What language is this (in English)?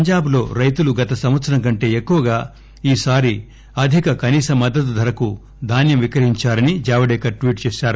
Telugu